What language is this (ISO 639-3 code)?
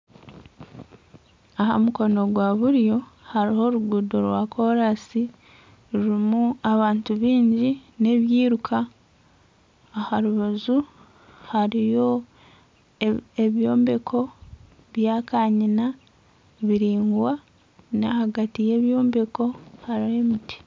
nyn